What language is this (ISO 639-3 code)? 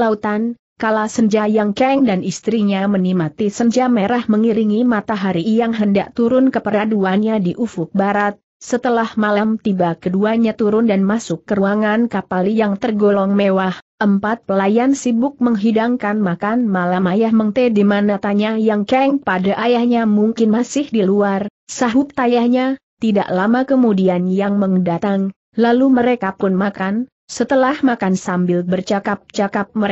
ind